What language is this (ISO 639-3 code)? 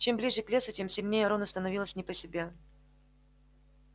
rus